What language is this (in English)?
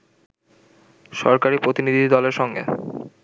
Bangla